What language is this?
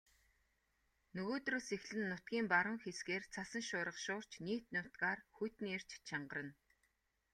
Mongolian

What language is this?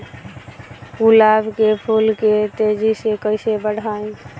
Bhojpuri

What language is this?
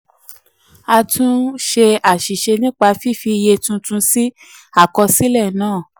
Yoruba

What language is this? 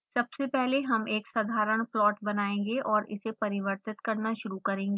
Hindi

